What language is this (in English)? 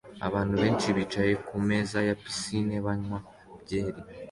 Kinyarwanda